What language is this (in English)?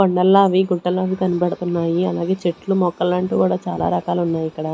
Telugu